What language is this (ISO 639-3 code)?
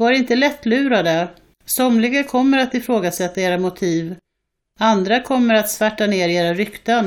swe